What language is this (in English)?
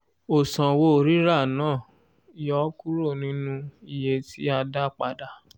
Yoruba